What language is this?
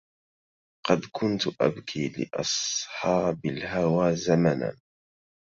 Arabic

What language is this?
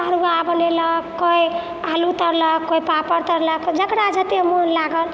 Maithili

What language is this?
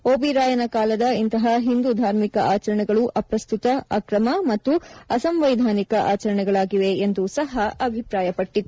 Kannada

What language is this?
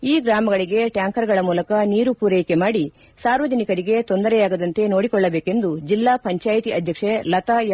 Kannada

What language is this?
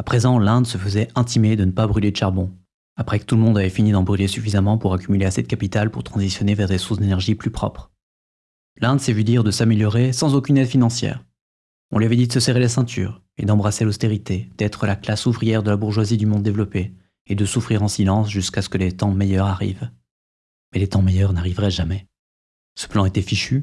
French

